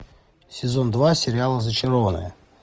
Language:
Russian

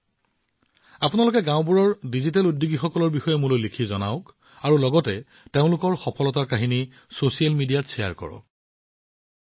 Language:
Assamese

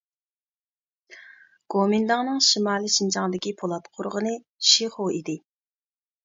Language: Uyghur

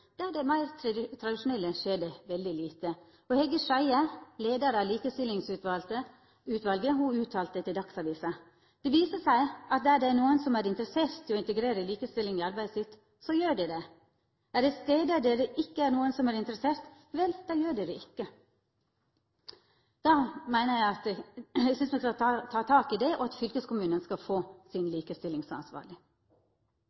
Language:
Norwegian Nynorsk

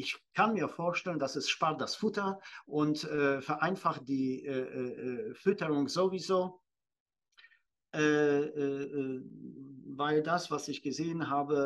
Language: German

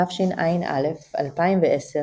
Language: Hebrew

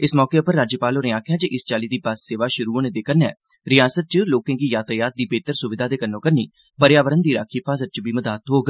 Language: Dogri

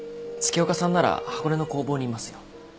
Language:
Japanese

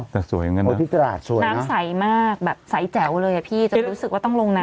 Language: Thai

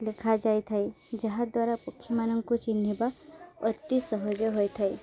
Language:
Odia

